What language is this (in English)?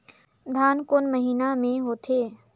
Chhattisgarhi